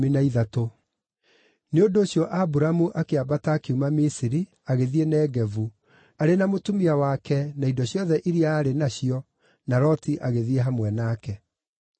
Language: Kikuyu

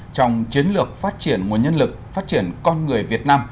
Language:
Vietnamese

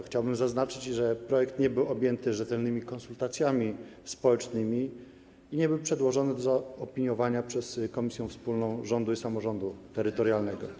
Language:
Polish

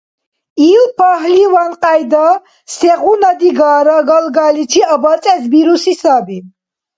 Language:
Dargwa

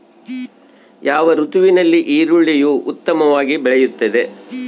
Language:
Kannada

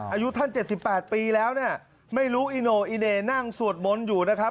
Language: Thai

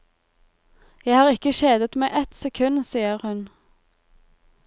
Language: Norwegian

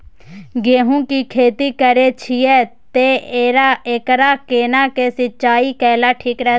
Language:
Maithili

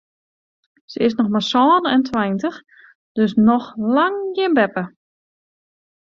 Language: Western Frisian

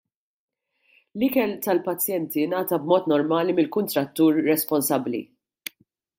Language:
Maltese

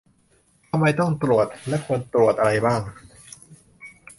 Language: Thai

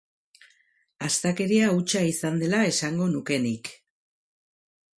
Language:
Basque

